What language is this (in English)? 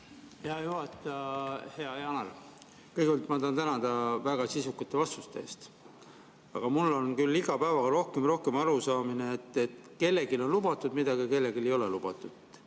Estonian